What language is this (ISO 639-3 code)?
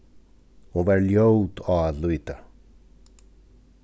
fao